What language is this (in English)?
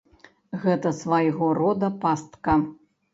Belarusian